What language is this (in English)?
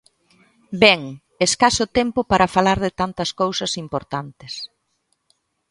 Galician